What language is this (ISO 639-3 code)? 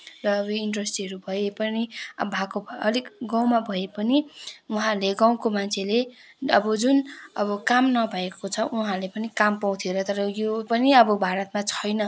nep